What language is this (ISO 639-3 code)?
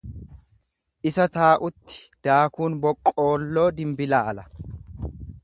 orm